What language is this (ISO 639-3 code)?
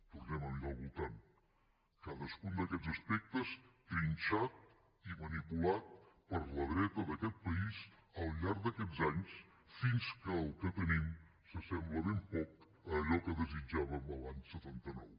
cat